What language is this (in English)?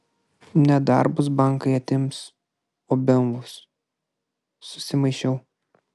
Lithuanian